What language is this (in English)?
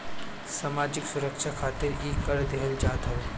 Bhojpuri